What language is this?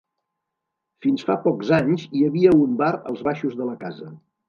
Catalan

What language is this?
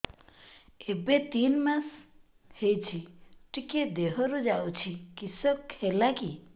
Odia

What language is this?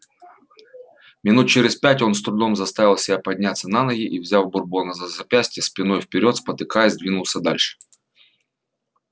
Russian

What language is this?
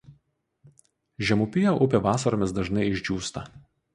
Lithuanian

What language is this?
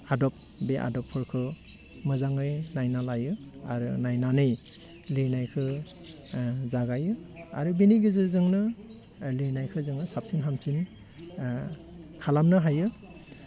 Bodo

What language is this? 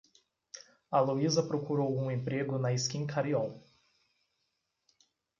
Portuguese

